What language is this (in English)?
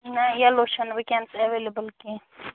Kashmiri